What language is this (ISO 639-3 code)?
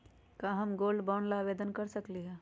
mag